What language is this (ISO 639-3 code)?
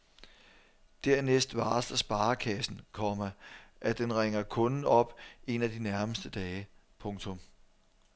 dan